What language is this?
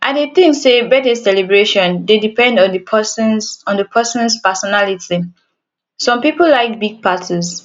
Nigerian Pidgin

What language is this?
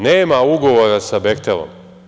Serbian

